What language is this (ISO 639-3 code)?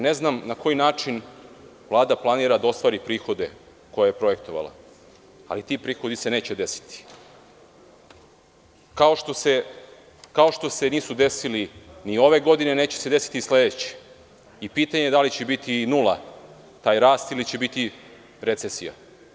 srp